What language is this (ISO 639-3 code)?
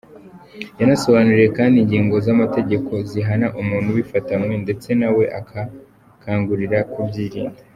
kin